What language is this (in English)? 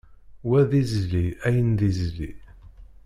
Kabyle